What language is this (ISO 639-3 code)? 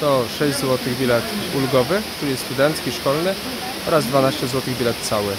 pol